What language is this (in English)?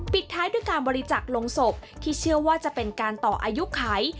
Thai